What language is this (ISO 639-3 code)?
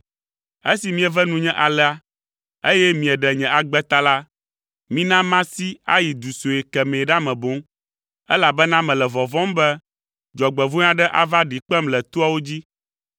ewe